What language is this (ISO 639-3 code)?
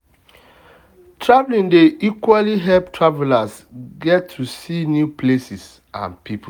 pcm